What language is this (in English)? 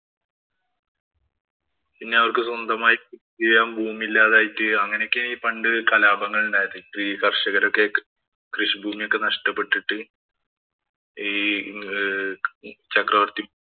Malayalam